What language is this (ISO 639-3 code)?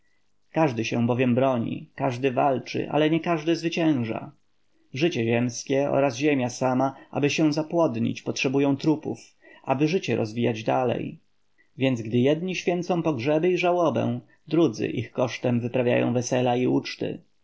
pol